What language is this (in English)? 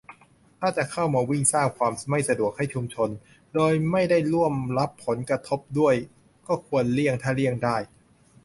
Thai